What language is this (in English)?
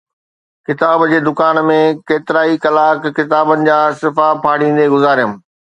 Sindhi